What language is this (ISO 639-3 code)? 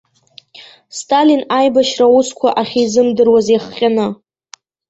abk